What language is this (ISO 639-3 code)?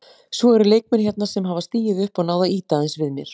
isl